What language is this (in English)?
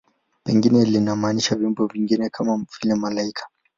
Swahili